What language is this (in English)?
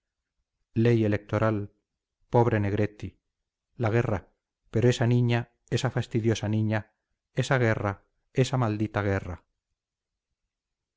Spanish